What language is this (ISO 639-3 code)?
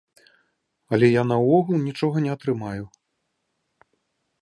bel